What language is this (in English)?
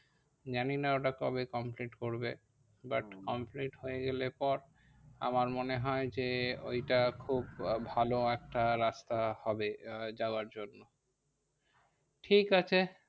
Bangla